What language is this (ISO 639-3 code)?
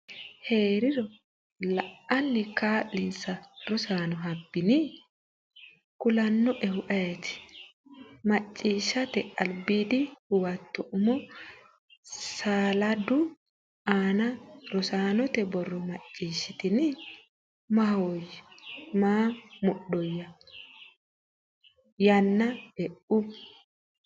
sid